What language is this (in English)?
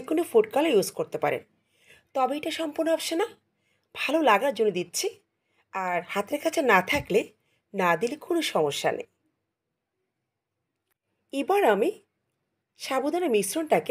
Turkish